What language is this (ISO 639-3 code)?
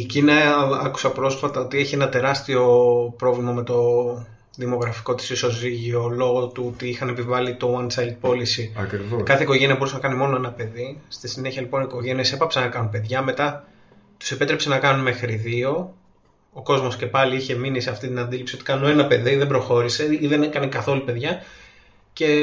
ell